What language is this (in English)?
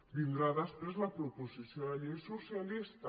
Catalan